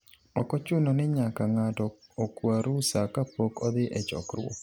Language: Luo (Kenya and Tanzania)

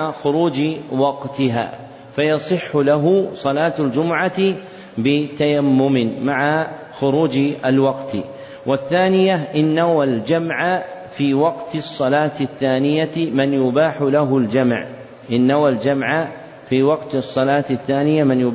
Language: Arabic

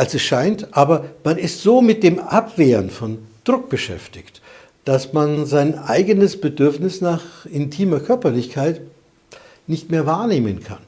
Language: German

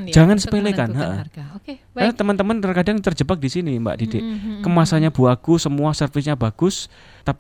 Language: Indonesian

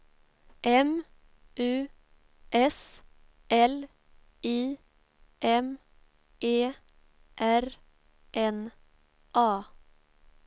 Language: Swedish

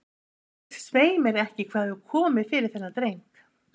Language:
Icelandic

